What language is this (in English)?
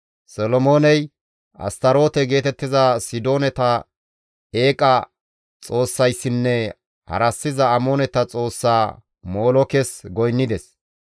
Gamo